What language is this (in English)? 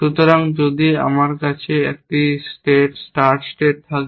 Bangla